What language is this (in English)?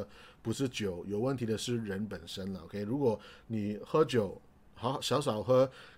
Chinese